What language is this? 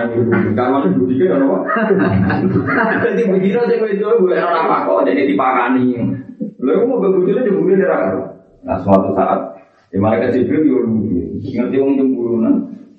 Malay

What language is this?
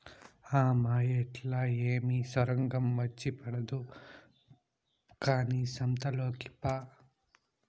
Telugu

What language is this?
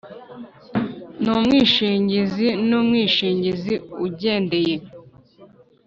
Kinyarwanda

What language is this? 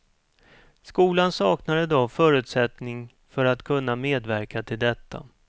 Swedish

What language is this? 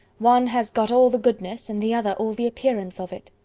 English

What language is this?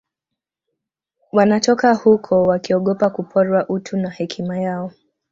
Swahili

